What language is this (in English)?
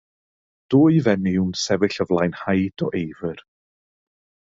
Welsh